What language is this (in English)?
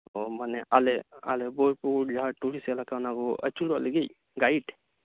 Santali